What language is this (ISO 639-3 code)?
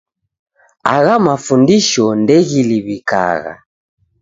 dav